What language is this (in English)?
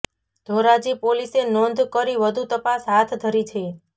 Gujarati